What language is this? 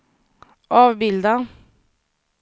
Swedish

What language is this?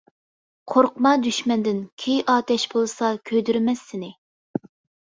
Uyghur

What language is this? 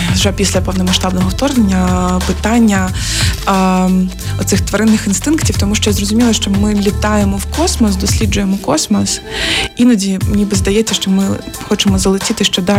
Ukrainian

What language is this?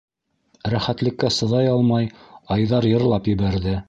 Bashkir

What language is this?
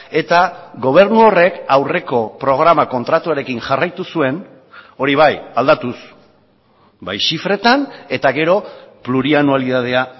Basque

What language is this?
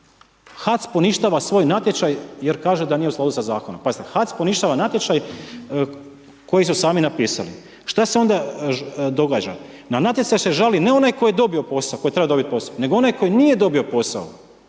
Croatian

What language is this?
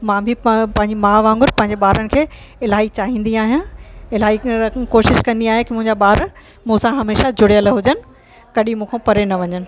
Sindhi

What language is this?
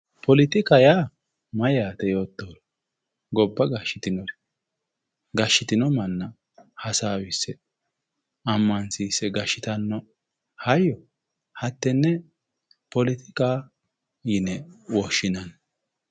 Sidamo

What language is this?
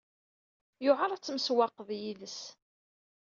Kabyle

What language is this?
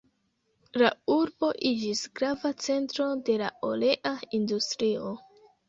Esperanto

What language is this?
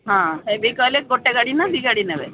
Odia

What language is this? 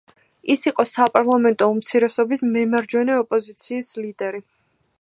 Georgian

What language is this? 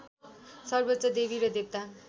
Nepali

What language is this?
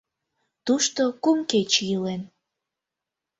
Mari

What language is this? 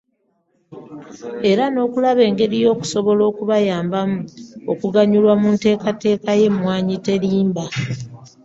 Ganda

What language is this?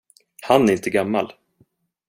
Swedish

